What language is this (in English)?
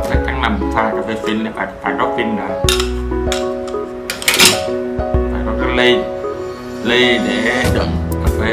Vietnamese